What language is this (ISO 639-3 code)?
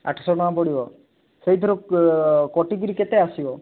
ori